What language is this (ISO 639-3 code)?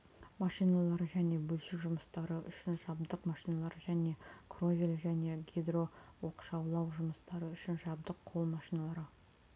kaz